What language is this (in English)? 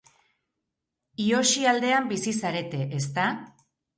Basque